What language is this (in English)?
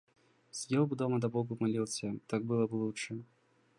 Russian